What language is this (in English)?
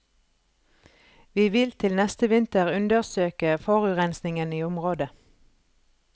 Norwegian